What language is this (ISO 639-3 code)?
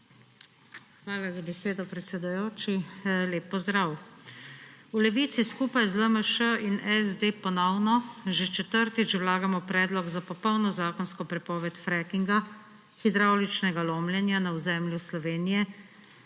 slv